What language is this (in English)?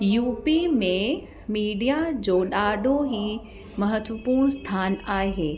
Sindhi